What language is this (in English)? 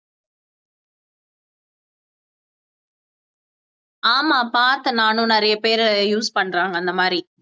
Tamil